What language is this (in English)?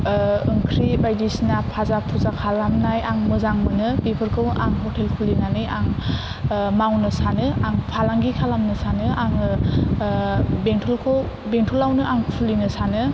Bodo